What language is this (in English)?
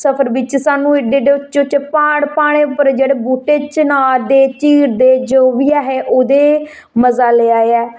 Dogri